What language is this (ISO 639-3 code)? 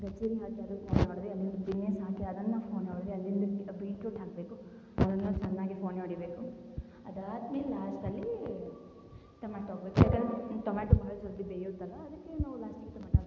kan